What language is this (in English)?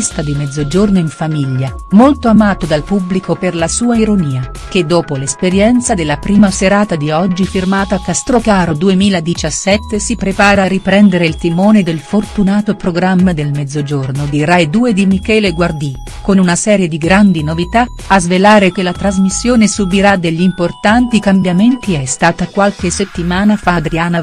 Italian